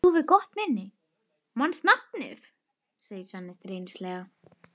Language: Icelandic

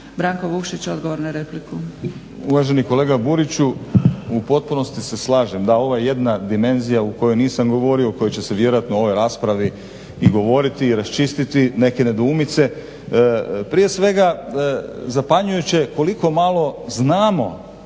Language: Croatian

